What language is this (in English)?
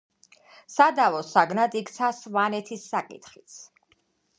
Georgian